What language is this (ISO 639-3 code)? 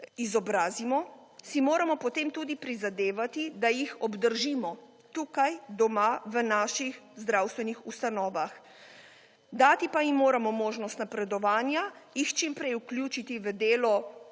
slv